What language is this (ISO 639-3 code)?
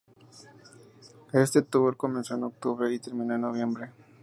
spa